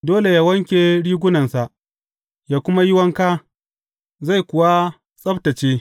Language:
Hausa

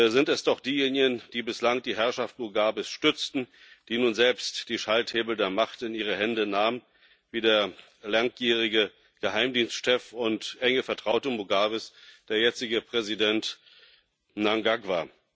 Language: German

